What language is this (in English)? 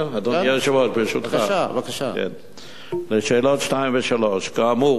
Hebrew